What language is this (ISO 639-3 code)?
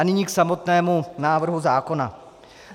ces